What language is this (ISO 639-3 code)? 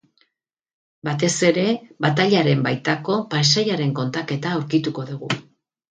eus